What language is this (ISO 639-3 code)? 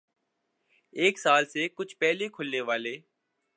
urd